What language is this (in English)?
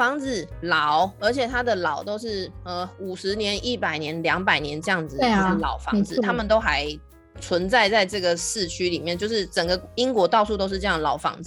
Chinese